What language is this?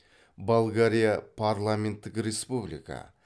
Kazakh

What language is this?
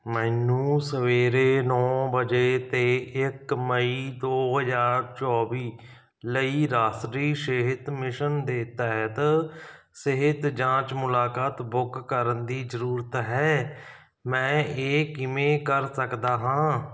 Punjabi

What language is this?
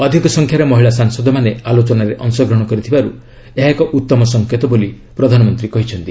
Odia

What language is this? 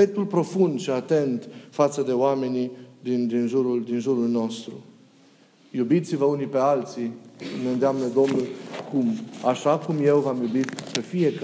Romanian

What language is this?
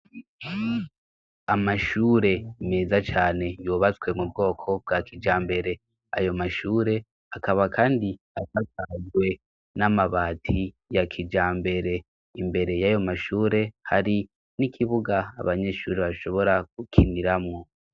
Rundi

